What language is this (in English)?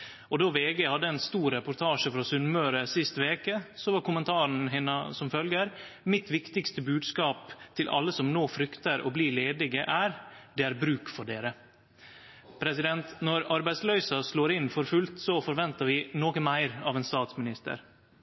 Norwegian Nynorsk